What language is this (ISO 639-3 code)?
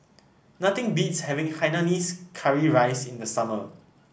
eng